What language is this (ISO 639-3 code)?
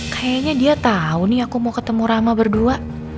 ind